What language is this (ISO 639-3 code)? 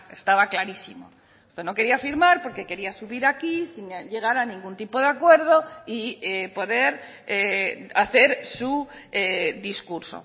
spa